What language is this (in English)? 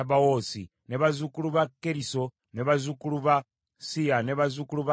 Ganda